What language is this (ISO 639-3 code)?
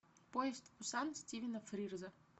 rus